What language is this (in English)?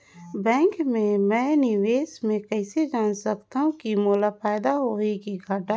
Chhattisgarhi